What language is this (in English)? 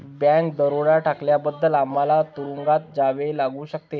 Marathi